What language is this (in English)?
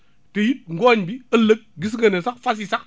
Wolof